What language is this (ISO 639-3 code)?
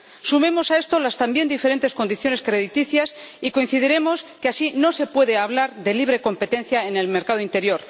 spa